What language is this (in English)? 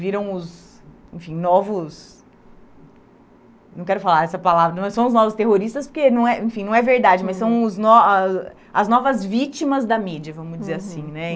Portuguese